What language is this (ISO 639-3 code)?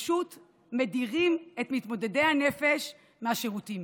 heb